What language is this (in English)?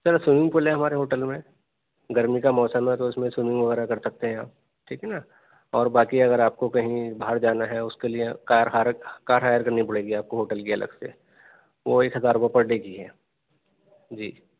Urdu